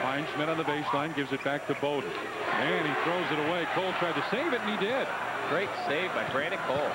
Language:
English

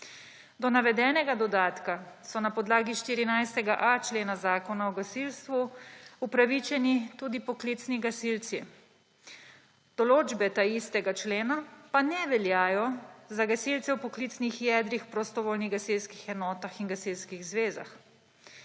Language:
Slovenian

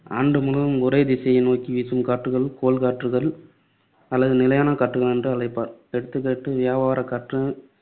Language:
Tamil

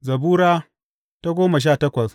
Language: Hausa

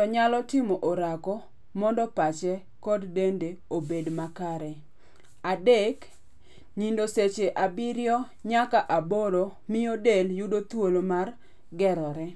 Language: Luo (Kenya and Tanzania)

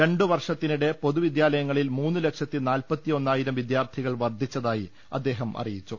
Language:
Malayalam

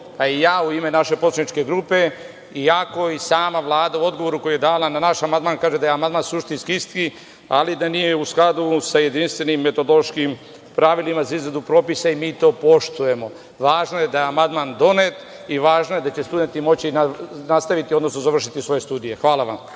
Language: Serbian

